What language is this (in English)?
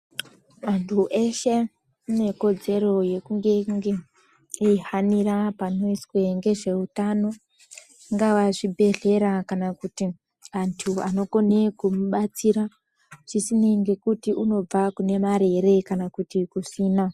Ndau